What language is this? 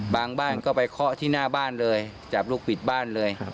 Thai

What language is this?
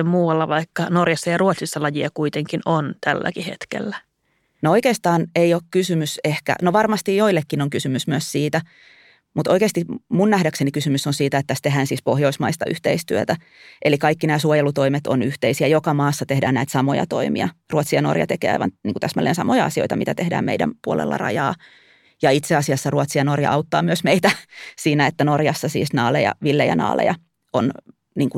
Finnish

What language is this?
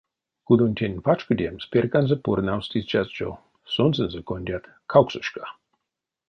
Erzya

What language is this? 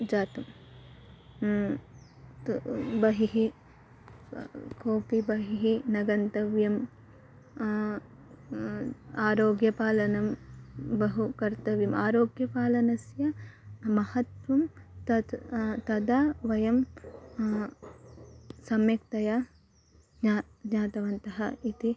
Sanskrit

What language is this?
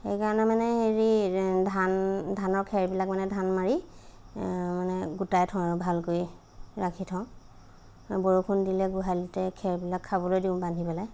Assamese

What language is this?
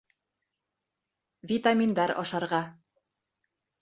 Bashkir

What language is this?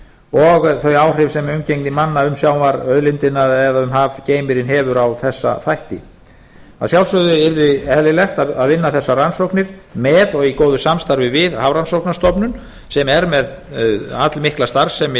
Icelandic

